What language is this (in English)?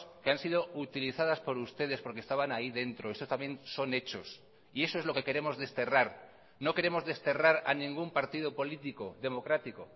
Spanish